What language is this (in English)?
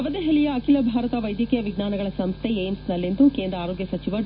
Kannada